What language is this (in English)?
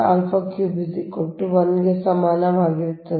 Kannada